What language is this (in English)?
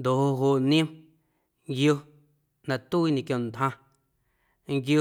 Guerrero Amuzgo